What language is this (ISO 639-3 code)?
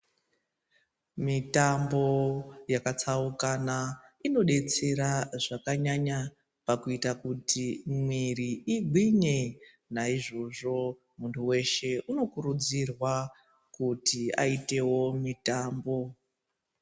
ndc